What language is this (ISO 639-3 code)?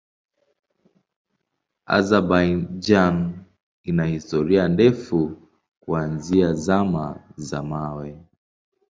swa